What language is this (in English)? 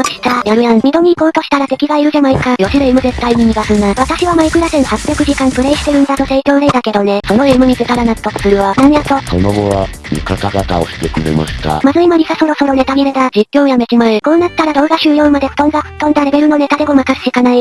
Japanese